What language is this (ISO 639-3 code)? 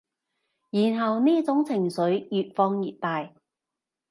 yue